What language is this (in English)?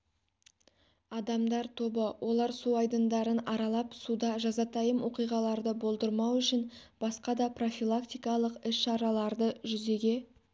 Kazakh